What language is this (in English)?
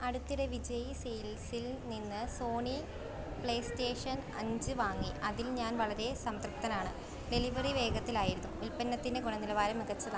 Malayalam